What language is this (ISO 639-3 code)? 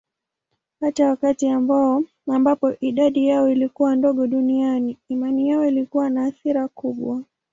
swa